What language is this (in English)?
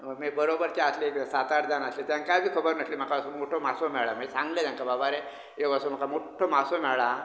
Konkani